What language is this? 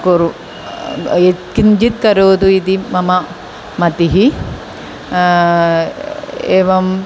Sanskrit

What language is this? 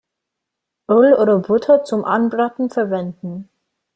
German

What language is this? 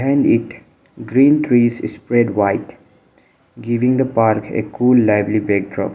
English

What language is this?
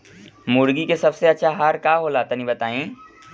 Bhojpuri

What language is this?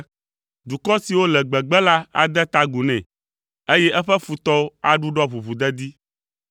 Ewe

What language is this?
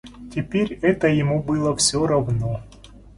Russian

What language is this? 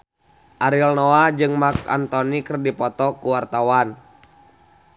Sundanese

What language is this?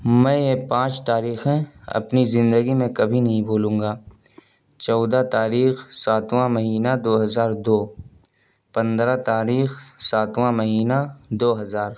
Urdu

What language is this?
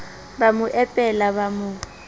Southern Sotho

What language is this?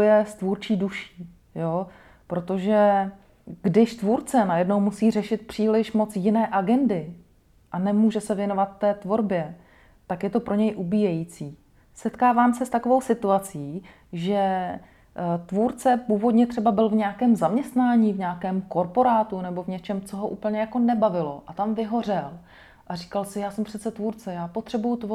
Czech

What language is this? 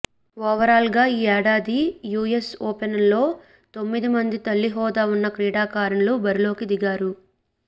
Telugu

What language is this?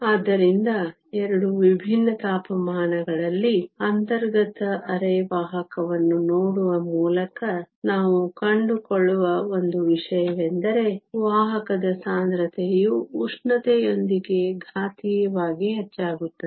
Kannada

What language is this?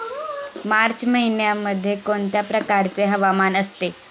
Marathi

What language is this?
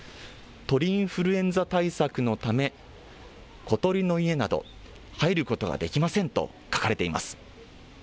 Japanese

